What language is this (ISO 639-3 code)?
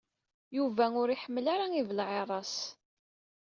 kab